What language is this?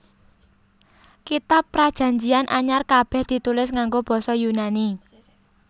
Javanese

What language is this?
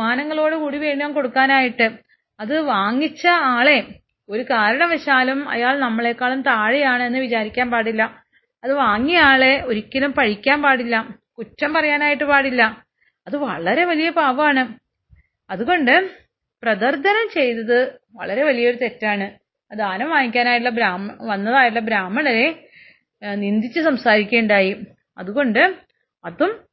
Malayalam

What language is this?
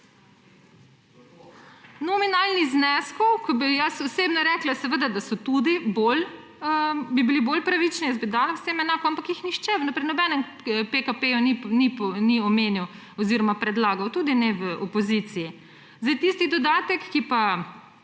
Slovenian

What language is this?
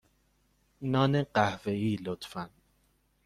Persian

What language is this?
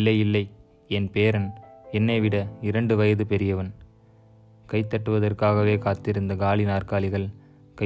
Tamil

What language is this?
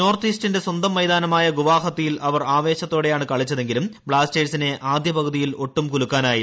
Malayalam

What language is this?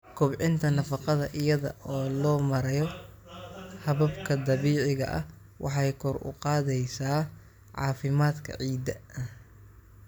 Somali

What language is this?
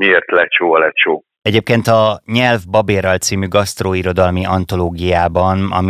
Hungarian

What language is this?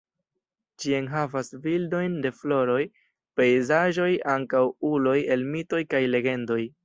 Esperanto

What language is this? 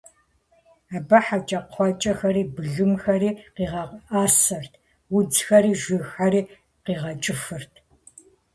Kabardian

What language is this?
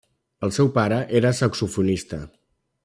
Catalan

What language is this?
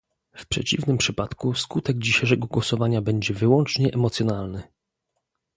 Polish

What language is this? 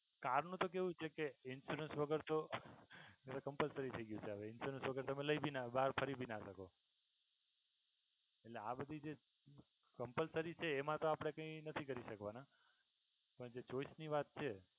Gujarati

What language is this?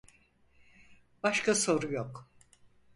Turkish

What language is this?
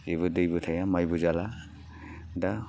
Bodo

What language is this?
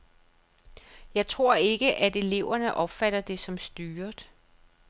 Danish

